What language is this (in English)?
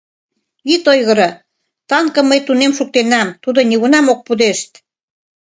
Mari